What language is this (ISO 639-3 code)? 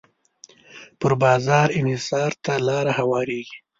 pus